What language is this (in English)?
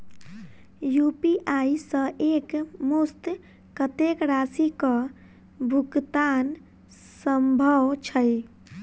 Maithili